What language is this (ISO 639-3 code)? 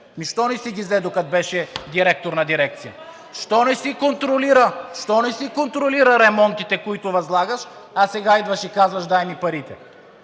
bul